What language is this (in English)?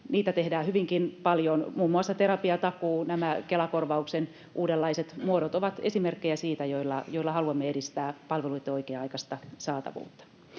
Finnish